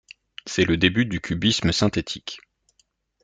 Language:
French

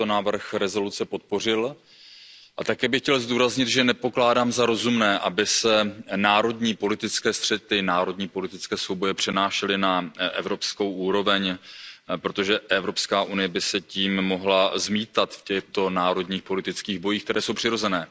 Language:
Czech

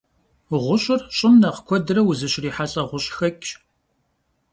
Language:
Kabardian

